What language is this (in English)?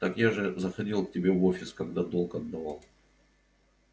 Russian